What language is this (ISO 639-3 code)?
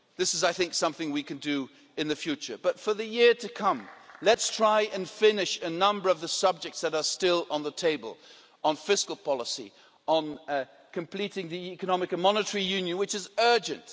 eng